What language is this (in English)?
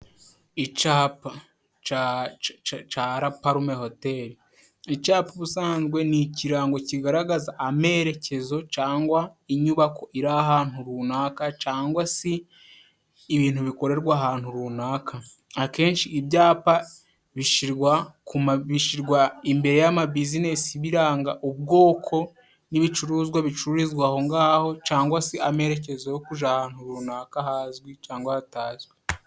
Kinyarwanda